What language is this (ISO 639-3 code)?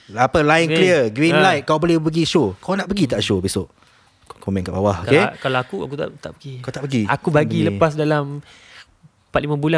msa